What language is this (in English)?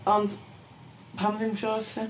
Welsh